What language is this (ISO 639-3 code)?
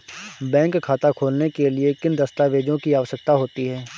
hin